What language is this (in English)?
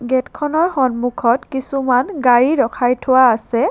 Assamese